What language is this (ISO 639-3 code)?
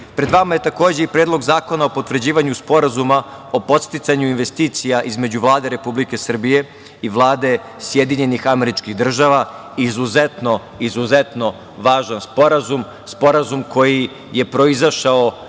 srp